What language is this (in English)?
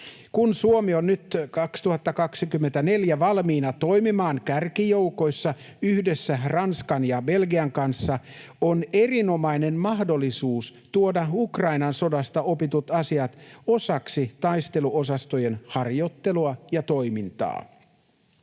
Finnish